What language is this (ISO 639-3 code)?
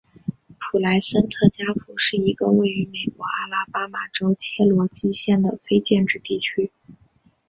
zho